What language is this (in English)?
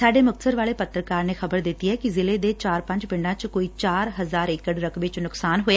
Punjabi